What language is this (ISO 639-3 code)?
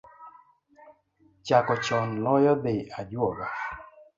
luo